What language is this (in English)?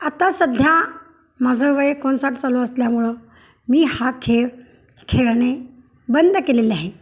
Marathi